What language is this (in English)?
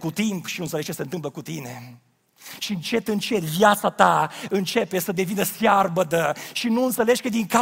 Romanian